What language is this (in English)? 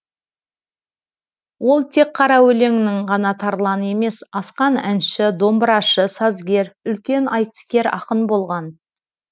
Kazakh